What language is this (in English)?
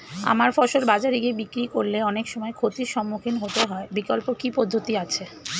Bangla